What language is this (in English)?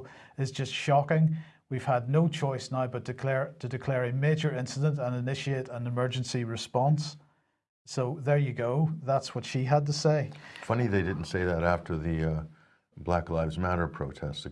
English